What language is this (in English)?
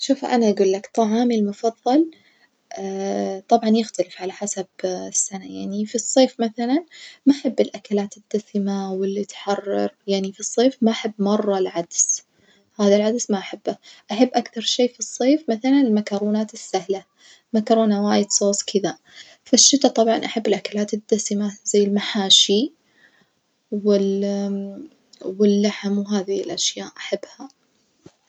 Najdi Arabic